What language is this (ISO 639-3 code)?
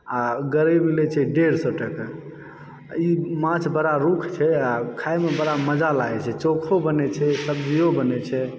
mai